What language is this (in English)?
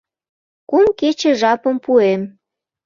Mari